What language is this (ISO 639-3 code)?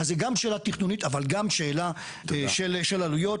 heb